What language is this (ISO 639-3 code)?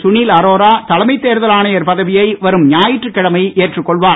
tam